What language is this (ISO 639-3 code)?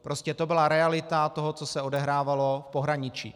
ces